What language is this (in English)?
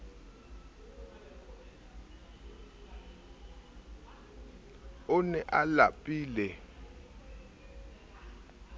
Southern Sotho